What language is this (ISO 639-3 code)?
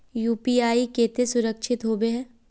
mag